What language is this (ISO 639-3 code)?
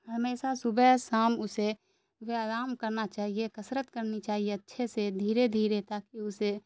urd